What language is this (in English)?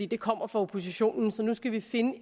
Danish